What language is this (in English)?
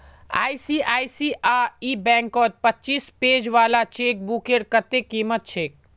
Magahi